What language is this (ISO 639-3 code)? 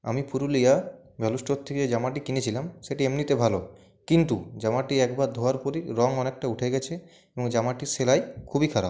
ben